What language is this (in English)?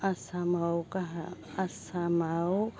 Bodo